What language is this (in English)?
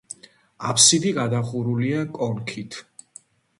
Georgian